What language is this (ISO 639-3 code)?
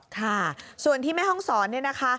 tha